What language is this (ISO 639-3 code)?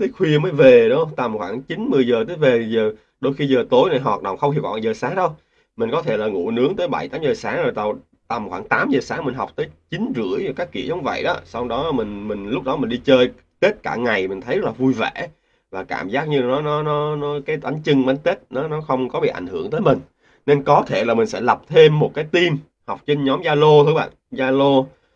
vie